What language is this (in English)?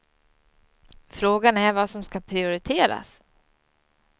Swedish